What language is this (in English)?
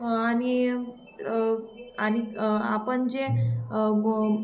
Marathi